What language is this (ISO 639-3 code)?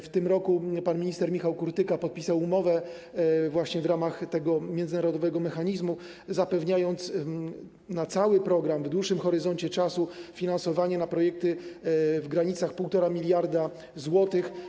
pol